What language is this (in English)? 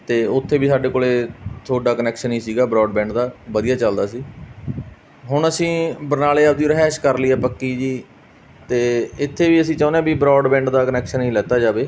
Punjabi